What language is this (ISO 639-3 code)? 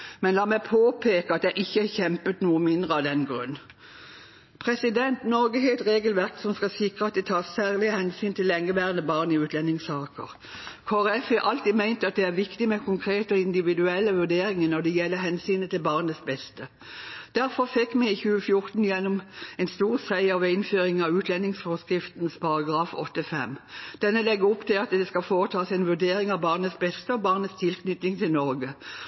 nob